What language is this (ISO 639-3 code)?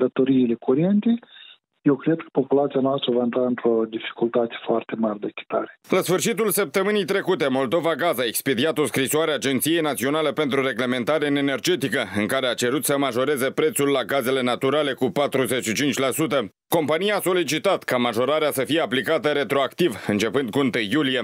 ron